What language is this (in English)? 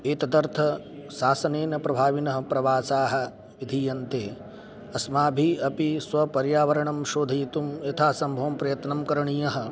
Sanskrit